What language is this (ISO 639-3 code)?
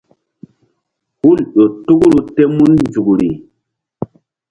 mdd